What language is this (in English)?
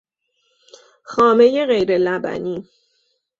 Persian